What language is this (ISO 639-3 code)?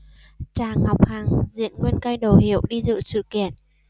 vie